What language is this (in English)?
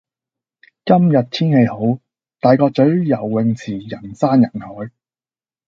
Cantonese